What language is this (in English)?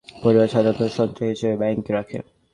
Bangla